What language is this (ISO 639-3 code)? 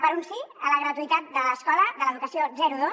cat